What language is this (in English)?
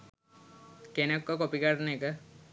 Sinhala